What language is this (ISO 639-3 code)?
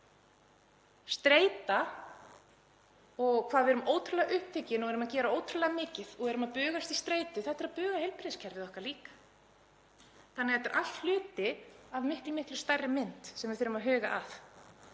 isl